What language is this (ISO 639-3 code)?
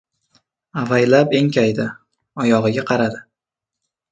uzb